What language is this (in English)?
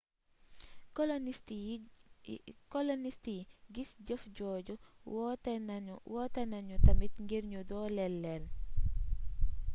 Wolof